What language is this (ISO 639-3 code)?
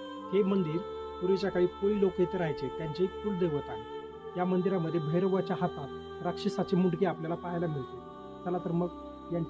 ron